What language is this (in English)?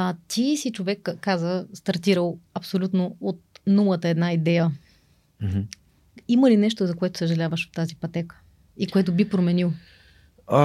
Bulgarian